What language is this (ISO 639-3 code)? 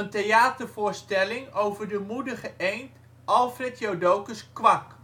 nld